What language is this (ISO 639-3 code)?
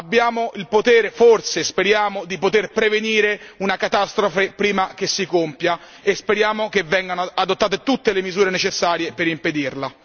ita